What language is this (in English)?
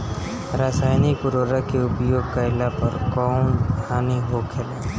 Bhojpuri